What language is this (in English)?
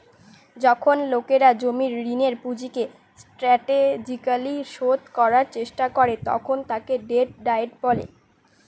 Bangla